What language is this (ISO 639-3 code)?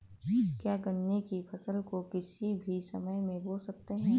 hin